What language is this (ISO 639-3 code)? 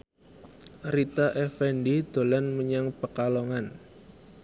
jav